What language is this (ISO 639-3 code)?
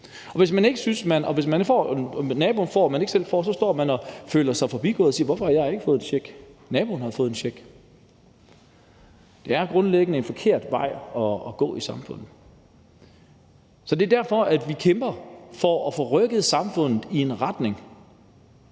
dan